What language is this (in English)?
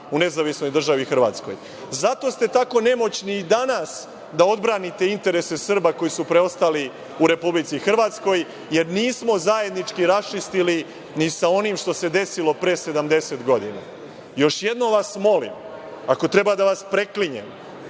Serbian